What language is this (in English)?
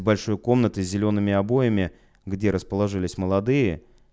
Russian